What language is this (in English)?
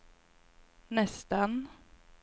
Swedish